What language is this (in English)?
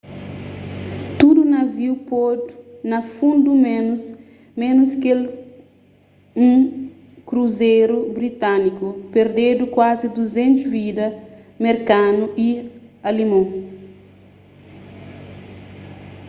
Kabuverdianu